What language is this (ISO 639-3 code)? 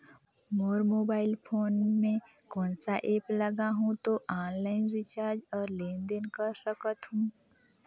hne